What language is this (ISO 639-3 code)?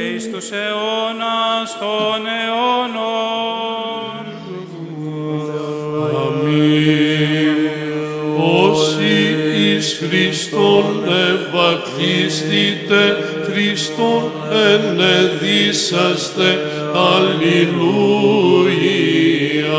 ell